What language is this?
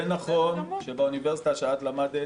Hebrew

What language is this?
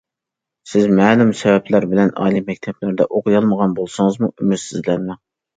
Uyghur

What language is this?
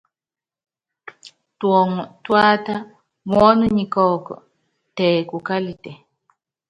Yangben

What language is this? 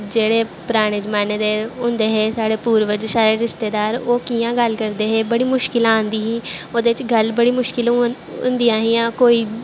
Dogri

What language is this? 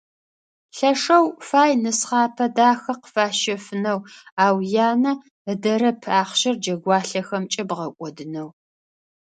Adyghe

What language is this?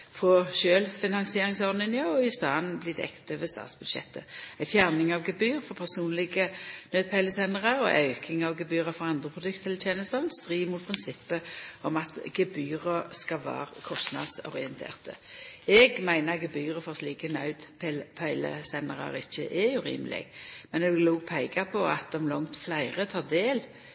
Norwegian Nynorsk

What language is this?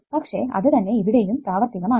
Malayalam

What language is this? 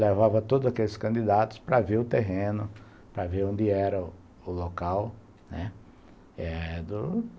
Portuguese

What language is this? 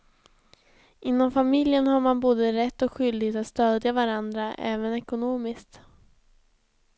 Swedish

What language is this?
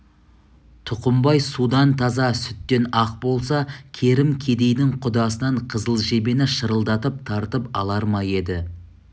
Kazakh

